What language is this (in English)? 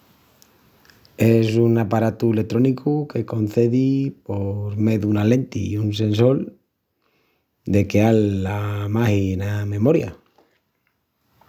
Extremaduran